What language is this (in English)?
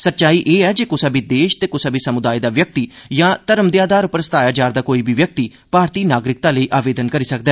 Dogri